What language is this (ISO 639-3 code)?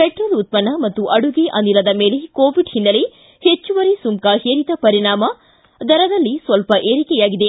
kan